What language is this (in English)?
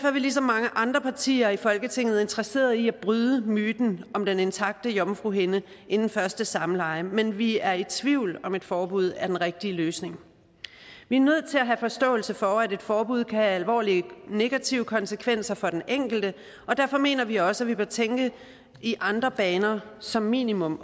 Danish